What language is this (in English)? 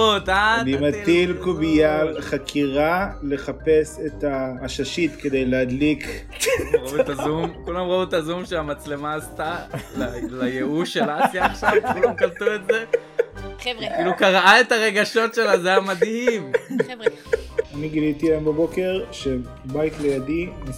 Hebrew